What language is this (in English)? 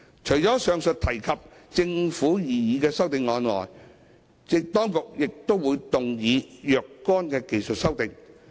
Cantonese